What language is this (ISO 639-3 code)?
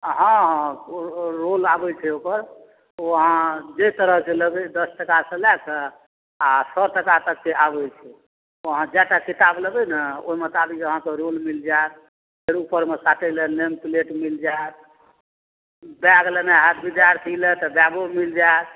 mai